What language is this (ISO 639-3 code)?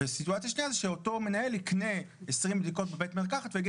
heb